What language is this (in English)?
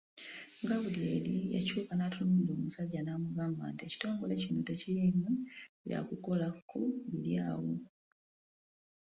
Ganda